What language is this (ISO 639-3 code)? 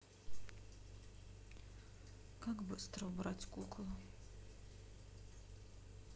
rus